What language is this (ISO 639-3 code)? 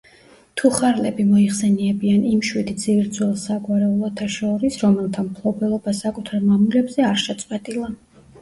kat